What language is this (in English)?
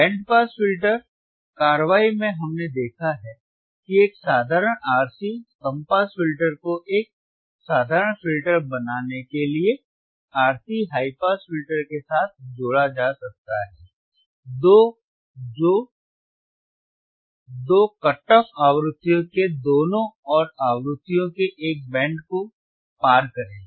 Hindi